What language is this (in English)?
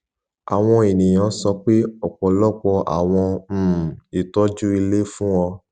Yoruba